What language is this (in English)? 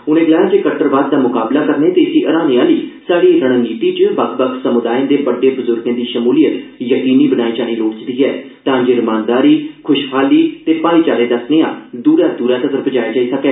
Dogri